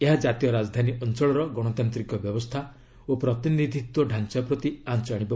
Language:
Odia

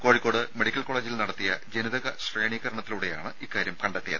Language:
Malayalam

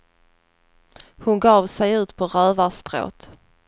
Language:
Swedish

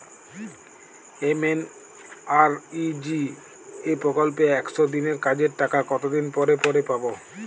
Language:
Bangla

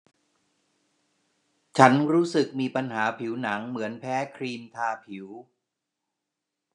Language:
Thai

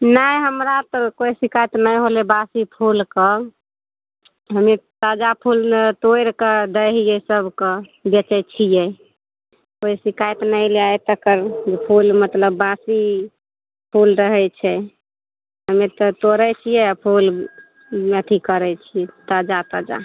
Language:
Maithili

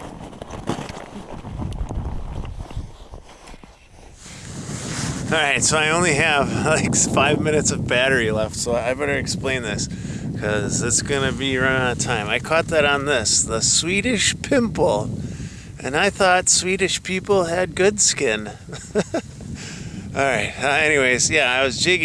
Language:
English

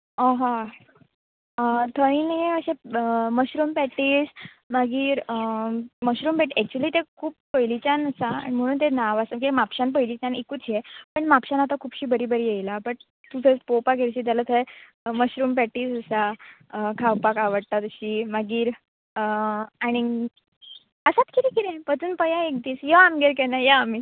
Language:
Konkani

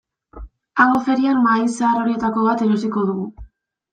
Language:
Basque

